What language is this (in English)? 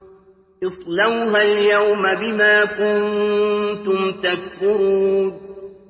Arabic